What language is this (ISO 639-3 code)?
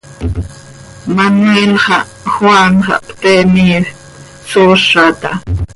sei